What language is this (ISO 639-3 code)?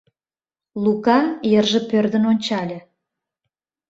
chm